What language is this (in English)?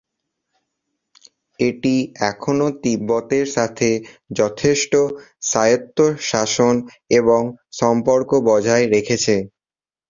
Bangla